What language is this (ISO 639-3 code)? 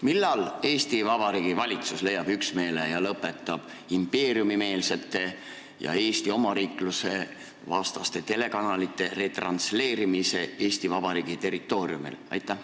est